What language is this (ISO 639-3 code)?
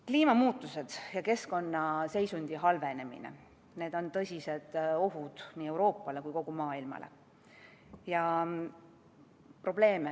est